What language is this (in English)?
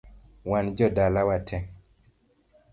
Luo (Kenya and Tanzania)